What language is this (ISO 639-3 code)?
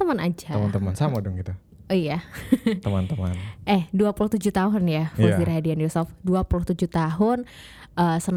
ind